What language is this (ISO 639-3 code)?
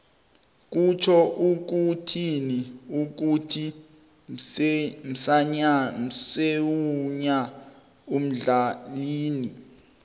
nbl